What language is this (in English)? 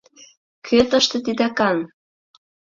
Mari